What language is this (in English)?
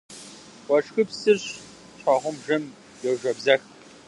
Kabardian